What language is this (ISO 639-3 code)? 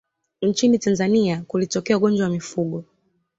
swa